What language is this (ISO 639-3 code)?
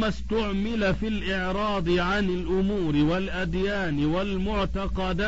ara